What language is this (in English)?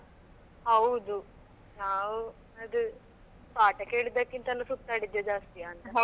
Kannada